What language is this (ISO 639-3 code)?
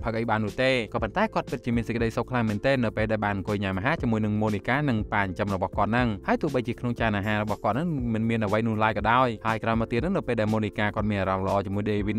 tha